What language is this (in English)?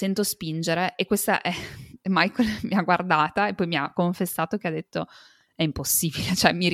Italian